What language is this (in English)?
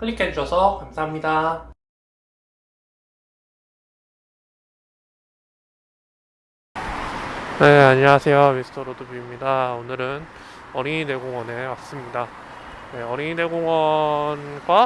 Korean